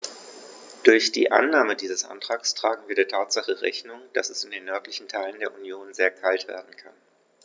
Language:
German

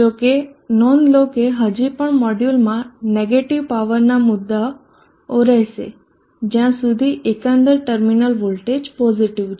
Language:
Gujarati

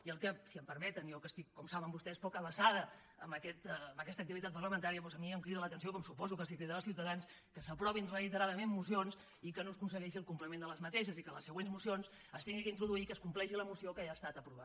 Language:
Catalan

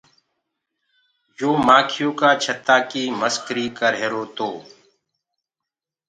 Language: Gurgula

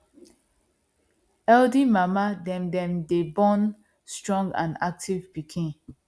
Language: Nigerian Pidgin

